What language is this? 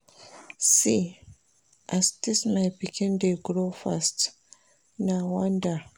Nigerian Pidgin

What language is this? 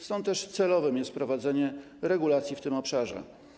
Polish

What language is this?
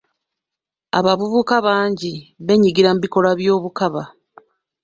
Ganda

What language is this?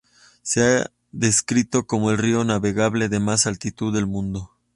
Spanish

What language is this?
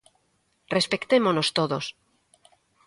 Galician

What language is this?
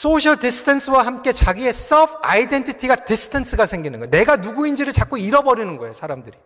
Korean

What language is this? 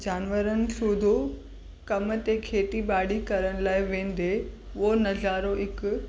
Sindhi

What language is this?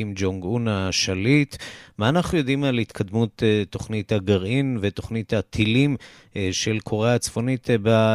Hebrew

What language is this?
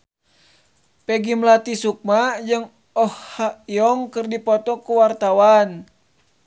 Sundanese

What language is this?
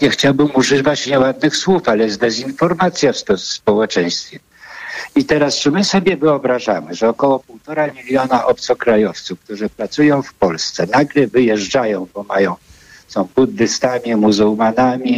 Polish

